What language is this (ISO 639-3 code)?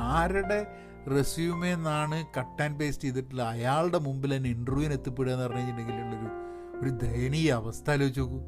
mal